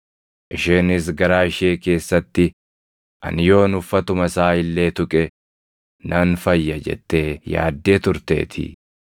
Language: Oromo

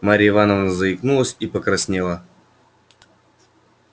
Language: Russian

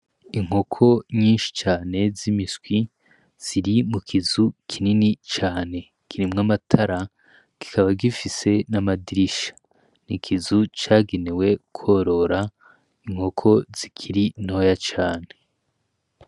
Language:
Rundi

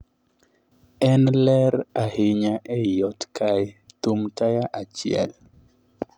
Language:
Luo (Kenya and Tanzania)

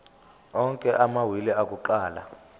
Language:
Zulu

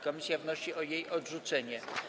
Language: Polish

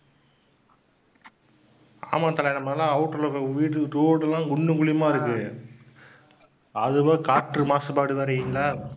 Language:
Tamil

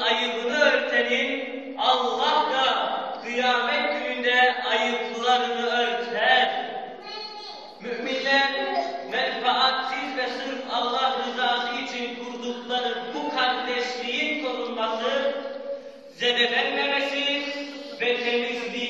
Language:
Turkish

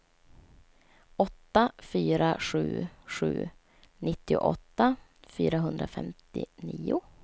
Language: Swedish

